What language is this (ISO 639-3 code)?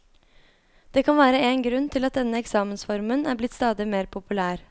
nor